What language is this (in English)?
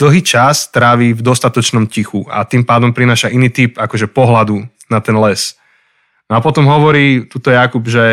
Slovak